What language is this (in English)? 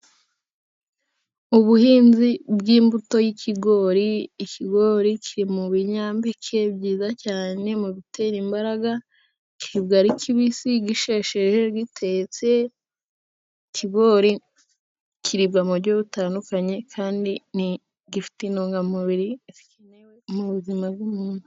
Kinyarwanda